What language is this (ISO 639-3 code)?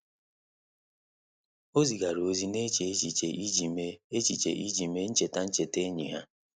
ibo